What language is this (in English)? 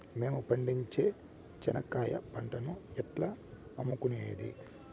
Telugu